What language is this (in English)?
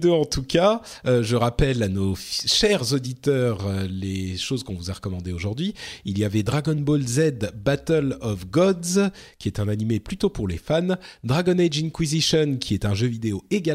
French